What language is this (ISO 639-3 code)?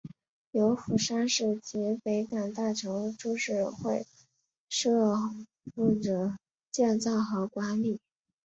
zho